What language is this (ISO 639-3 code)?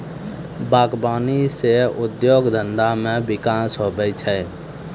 mai